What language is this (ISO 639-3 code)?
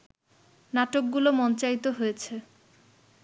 ben